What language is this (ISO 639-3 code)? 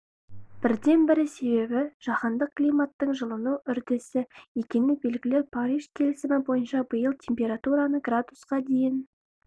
kaz